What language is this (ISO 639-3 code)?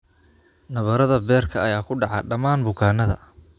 som